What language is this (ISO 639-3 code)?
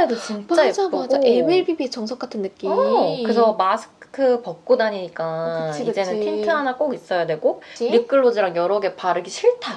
kor